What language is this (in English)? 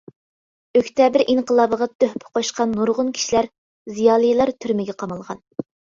Uyghur